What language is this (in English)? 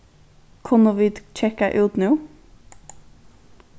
Faroese